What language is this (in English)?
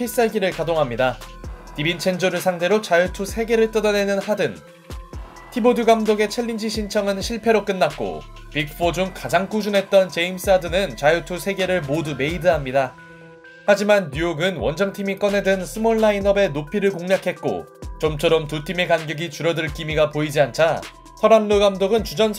Korean